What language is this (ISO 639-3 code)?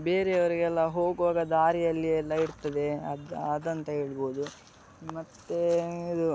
kan